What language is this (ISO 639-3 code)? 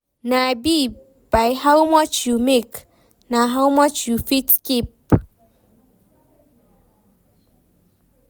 pcm